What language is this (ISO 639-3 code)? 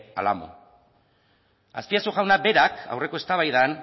eus